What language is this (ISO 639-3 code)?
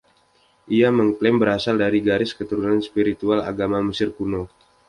ind